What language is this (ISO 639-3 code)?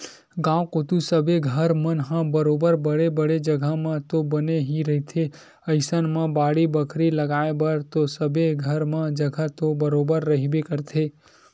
hne